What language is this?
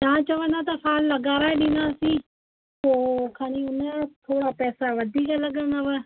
Sindhi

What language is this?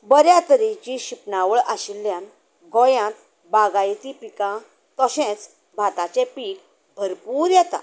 Konkani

